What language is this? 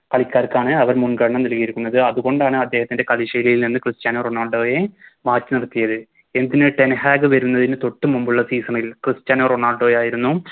Malayalam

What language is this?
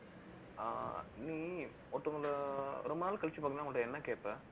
Tamil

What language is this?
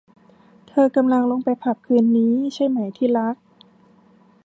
Thai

